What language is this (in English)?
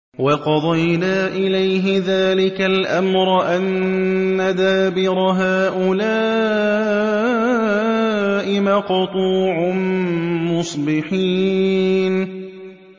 Arabic